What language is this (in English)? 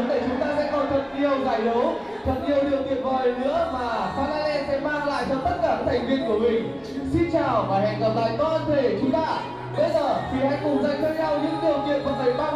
Vietnamese